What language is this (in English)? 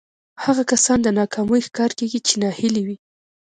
Pashto